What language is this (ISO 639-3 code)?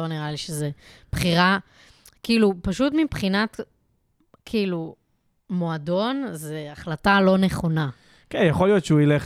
heb